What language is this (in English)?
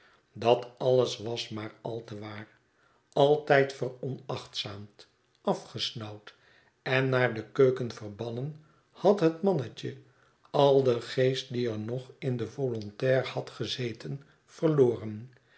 Dutch